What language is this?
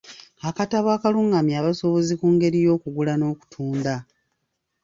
Ganda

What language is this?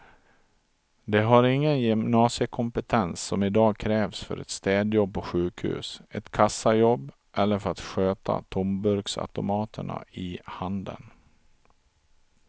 Swedish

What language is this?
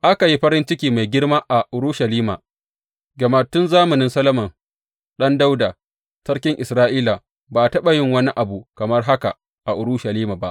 Hausa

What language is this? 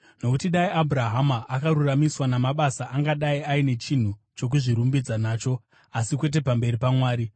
Shona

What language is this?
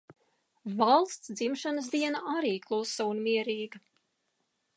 Latvian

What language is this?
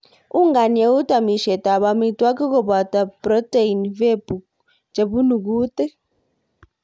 Kalenjin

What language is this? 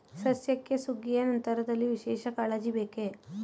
Kannada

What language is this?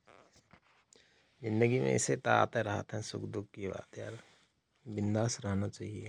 Rana Tharu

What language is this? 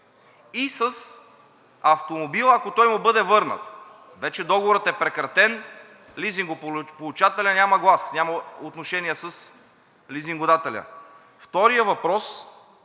Bulgarian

